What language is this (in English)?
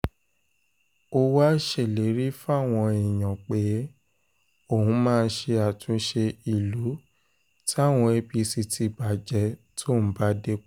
Yoruba